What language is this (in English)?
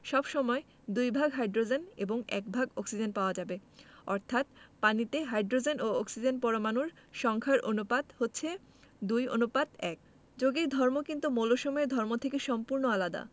Bangla